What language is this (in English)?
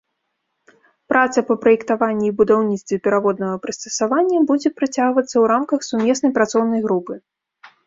Belarusian